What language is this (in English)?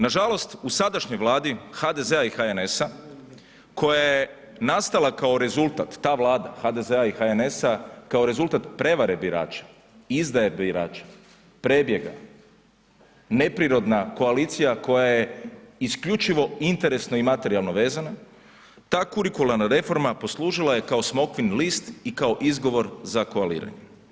Croatian